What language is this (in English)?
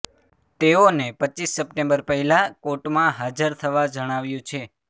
Gujarati